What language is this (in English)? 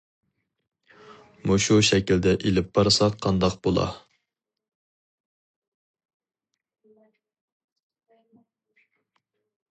Uyghur